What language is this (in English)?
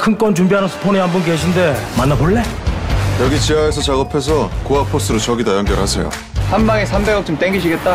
Korean